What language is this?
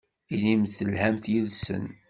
Kabyle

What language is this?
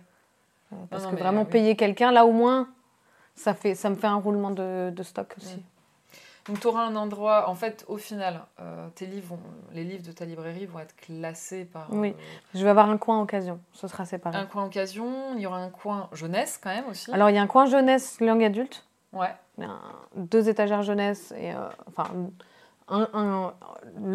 French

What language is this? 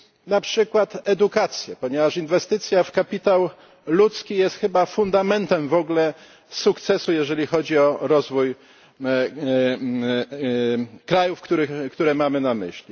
Polish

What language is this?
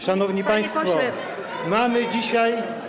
Polish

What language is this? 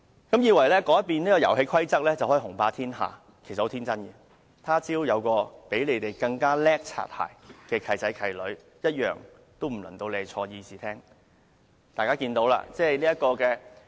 Cantonese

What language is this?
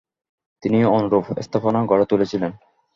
Bangla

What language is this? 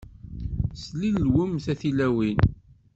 Kabyle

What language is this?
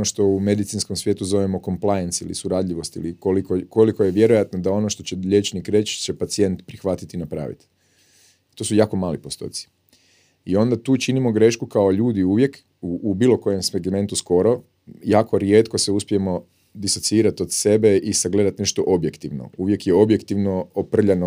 Croatian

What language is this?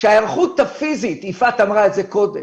Hebrew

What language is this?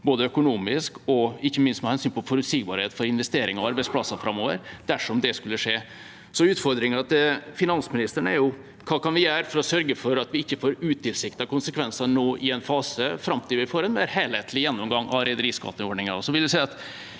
Norwegian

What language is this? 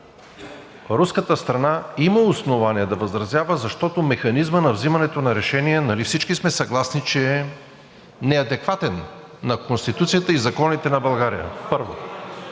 Bulgarian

